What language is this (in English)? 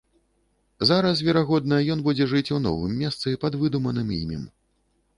Belarusian